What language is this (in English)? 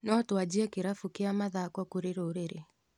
Kikuyu